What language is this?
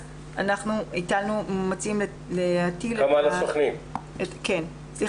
Hebrew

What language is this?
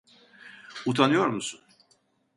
Turkish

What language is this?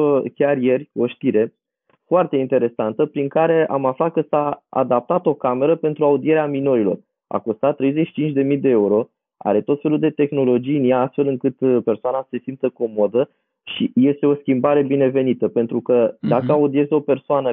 Romanian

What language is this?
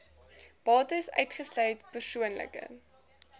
Afrikaans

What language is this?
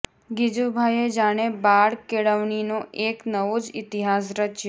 Gujarati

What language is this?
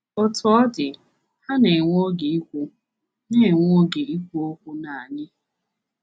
Igbo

